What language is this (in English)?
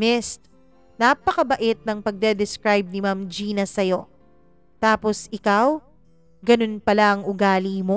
Filipino